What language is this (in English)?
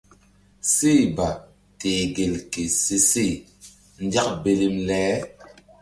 Mbum